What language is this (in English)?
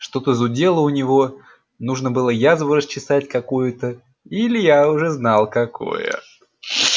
Russian